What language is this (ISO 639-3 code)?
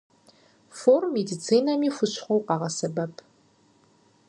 kbd